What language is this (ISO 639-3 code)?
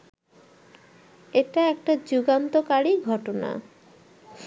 ben